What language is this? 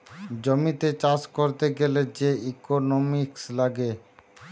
Bangla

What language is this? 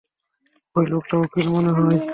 Bangla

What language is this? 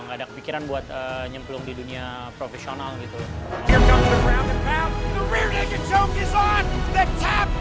Indonesian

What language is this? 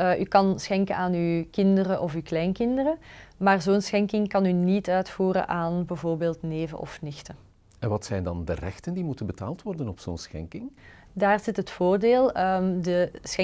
Dutch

